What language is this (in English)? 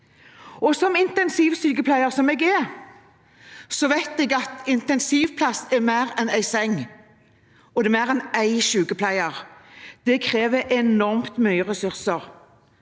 Norwegian